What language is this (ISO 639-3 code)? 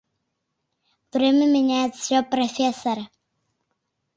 chm